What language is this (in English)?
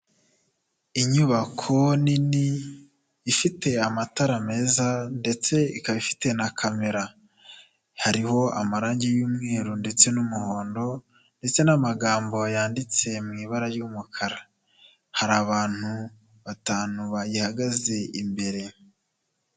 Kinyarwanda